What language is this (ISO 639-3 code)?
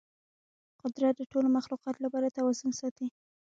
pus